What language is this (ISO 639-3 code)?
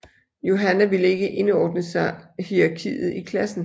dan